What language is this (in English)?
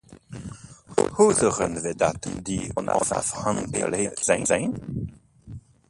Dutch